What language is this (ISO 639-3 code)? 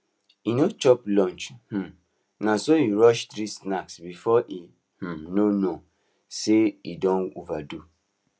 pcm